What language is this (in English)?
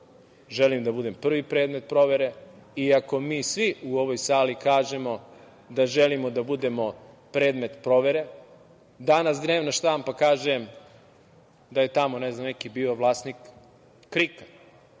Serbian